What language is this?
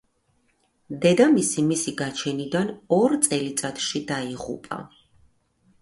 Georgian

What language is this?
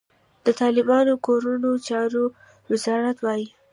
Pashto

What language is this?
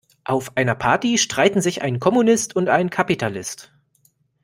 German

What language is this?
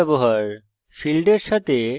Bangla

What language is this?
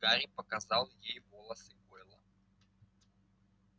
Russian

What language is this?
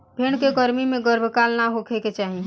Bhojpuri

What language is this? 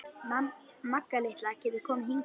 Icelandic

